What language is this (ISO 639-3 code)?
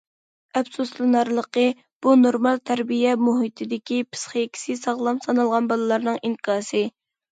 uig